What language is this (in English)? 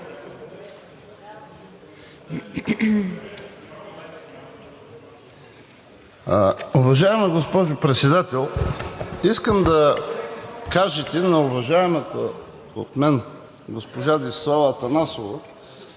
Bulgarian